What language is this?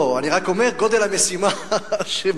Hebrew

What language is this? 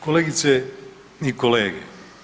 Croatian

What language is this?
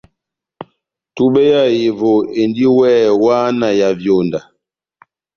Batanga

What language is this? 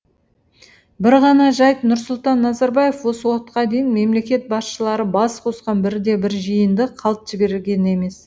Kazakh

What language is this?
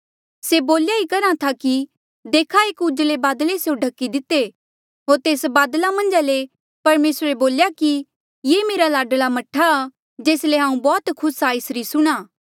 Mandeali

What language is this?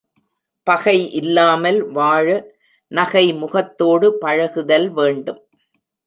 Tamil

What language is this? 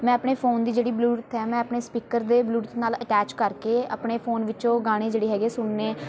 Punjabi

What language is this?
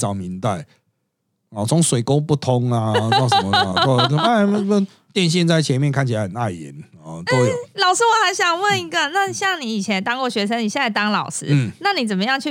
Chinese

